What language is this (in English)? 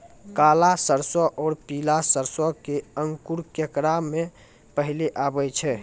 Maithili